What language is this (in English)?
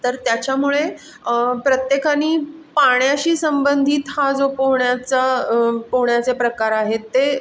Marathi